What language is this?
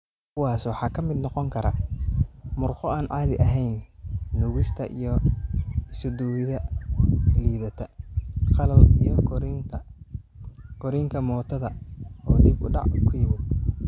Somali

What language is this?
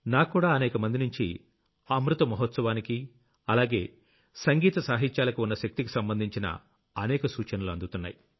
Telugu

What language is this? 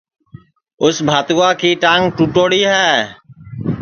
Sansi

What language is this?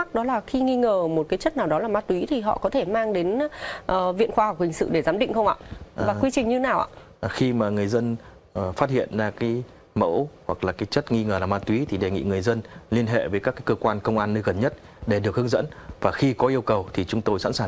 Vietnamese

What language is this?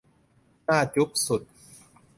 Thai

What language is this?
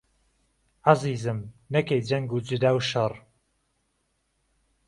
Central Kurdish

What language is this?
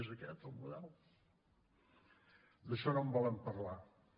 Catalan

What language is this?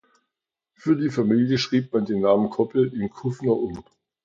German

